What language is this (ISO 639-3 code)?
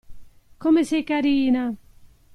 ita